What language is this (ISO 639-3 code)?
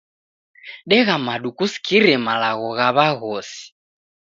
dav